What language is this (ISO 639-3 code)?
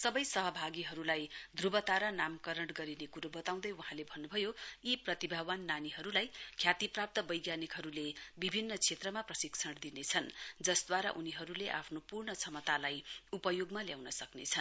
nep